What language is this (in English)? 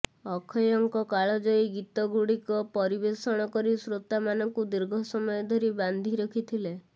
Odia